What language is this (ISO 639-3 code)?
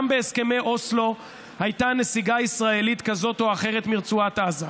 heb